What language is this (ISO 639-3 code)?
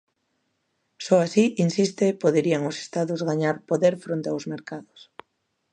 glg